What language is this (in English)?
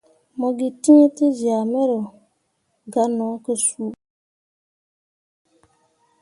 Mundang